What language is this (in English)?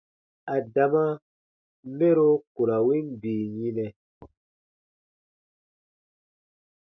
Baatonum